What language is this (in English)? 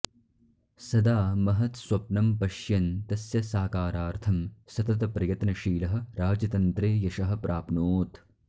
Sanskrit